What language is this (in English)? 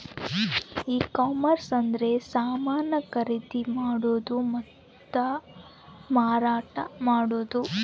Kannada